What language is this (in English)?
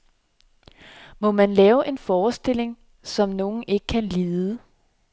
Danish